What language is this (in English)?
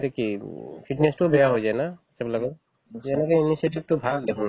Assamese